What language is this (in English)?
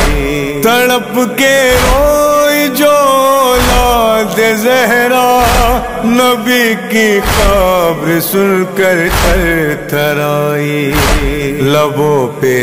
Romanian